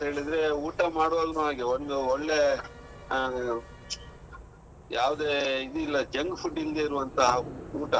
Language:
Kannada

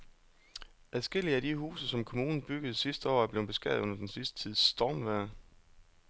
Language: Danish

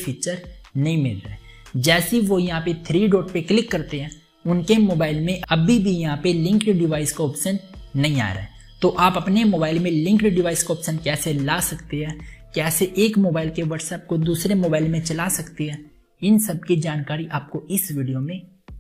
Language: Hindi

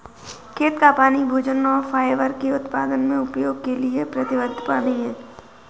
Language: Hindi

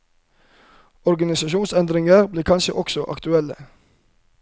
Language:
Norwegian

